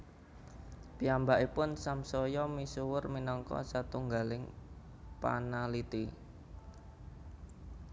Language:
Javanese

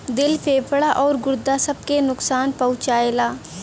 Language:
Bhojpuri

